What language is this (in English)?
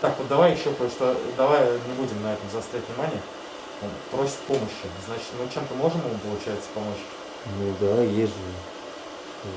Russian